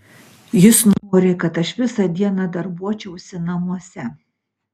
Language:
Lithuanian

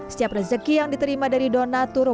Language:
Indonesian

